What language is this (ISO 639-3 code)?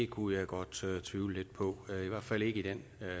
dan